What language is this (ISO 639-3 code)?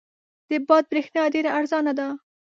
pus